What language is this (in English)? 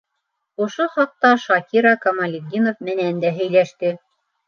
Bashkir